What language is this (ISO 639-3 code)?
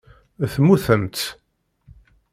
kab